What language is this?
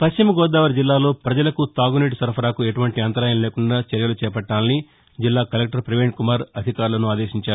Telugu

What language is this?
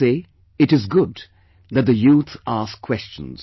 English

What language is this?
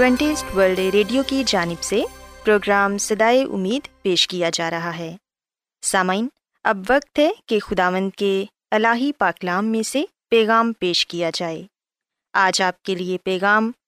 Urdu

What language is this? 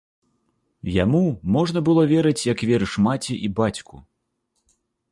Belarusian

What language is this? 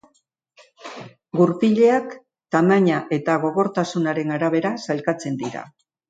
Basque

